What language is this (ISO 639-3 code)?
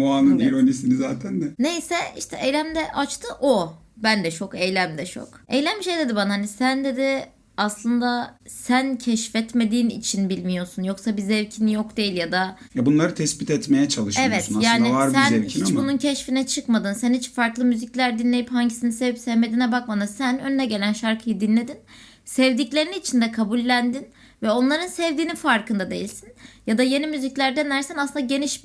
tur